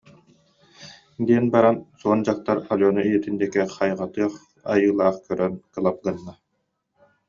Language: Yakut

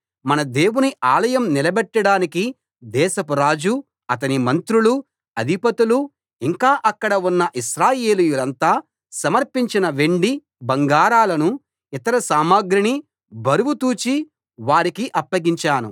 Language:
Telugu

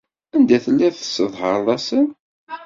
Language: Kabyle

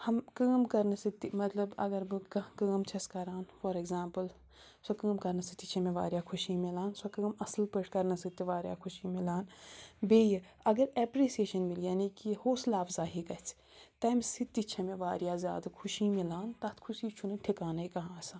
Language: Kashmiri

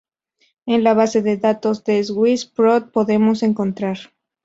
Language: Spanish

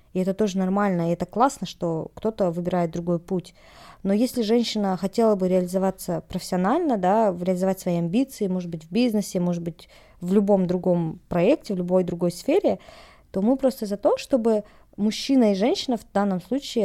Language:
Russian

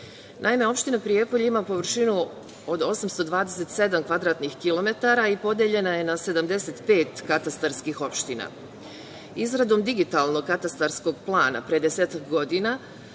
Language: Serbian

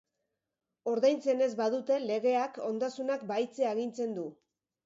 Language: Basque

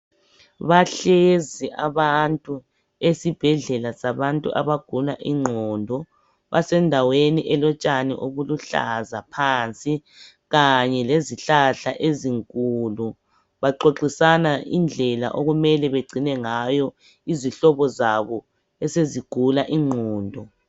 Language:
North Ndebele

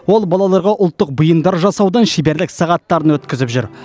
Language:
Kazakh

